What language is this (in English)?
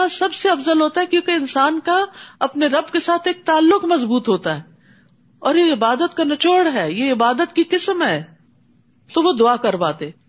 Urdu